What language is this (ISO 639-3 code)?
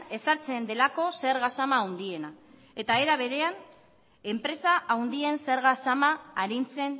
eus